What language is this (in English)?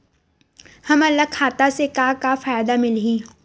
Chhattisgarhi